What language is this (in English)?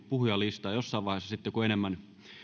Finnish